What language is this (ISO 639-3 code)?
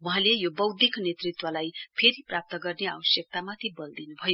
nep